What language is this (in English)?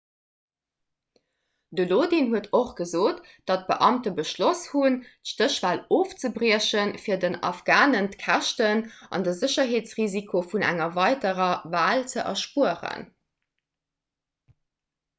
Luxembourgish